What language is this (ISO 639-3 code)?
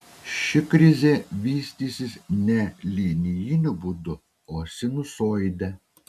lit